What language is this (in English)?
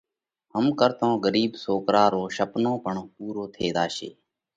Parkari Koli